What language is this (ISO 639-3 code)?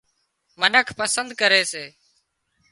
kxp